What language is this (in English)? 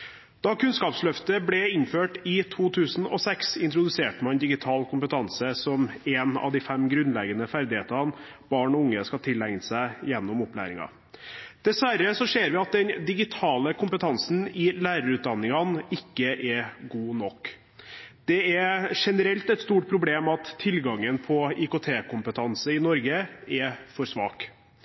Norwegian Bokmål